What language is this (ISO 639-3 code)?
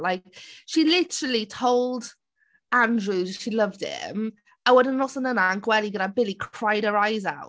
cym